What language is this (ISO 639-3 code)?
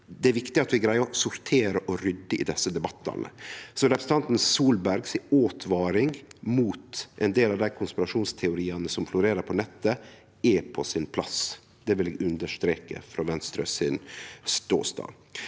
nor